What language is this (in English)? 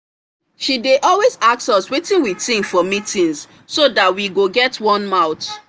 Nigerian Pidgin